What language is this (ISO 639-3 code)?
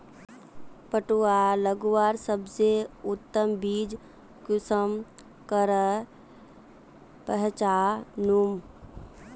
mag